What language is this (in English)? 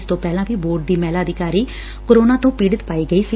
Punjabi